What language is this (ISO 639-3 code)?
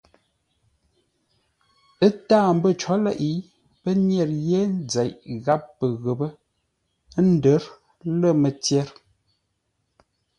nla